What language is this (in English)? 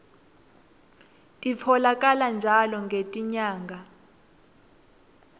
Swati